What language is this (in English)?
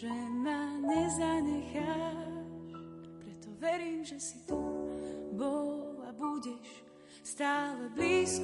Slovak